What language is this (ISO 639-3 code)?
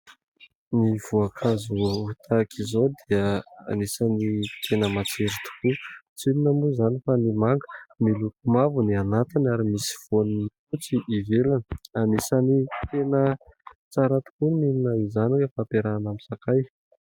mlg